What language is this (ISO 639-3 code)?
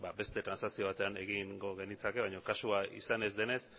eus